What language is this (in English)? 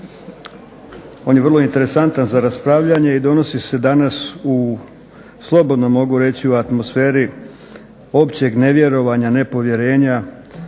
Croatian